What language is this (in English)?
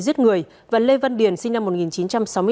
Vietnamese